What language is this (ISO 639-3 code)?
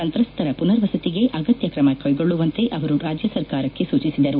kan